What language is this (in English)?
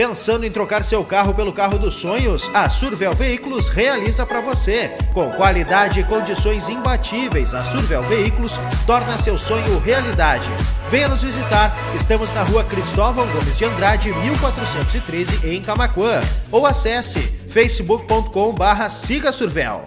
Portuguese